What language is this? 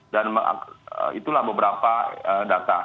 Indonesian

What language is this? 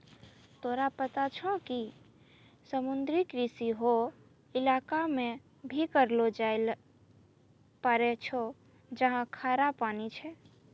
Maithili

